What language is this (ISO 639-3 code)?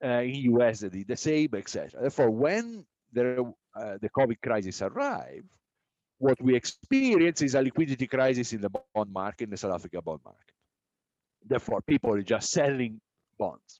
eng